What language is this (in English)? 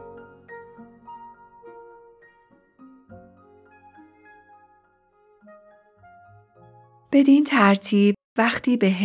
Persian